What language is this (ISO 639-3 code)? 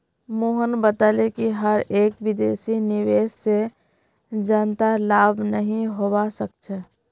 mag